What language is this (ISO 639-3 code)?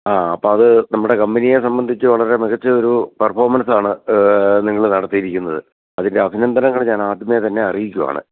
mal